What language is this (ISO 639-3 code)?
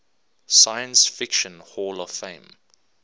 eng